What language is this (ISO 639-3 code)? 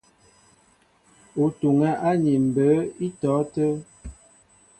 mbo